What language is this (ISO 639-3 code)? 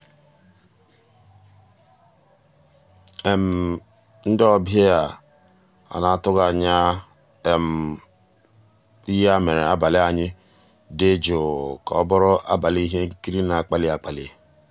ibo